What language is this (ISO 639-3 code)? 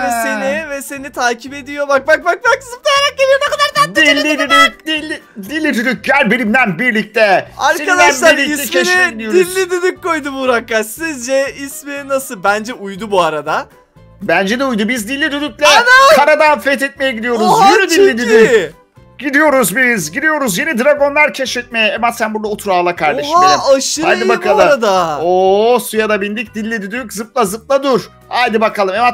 tur